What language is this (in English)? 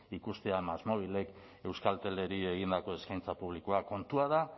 Basque